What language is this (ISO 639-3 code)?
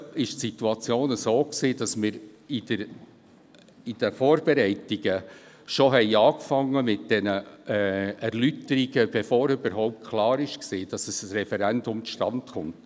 gsw